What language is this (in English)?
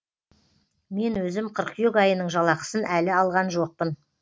Kazakh